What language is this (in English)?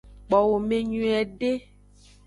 Aja (Benin)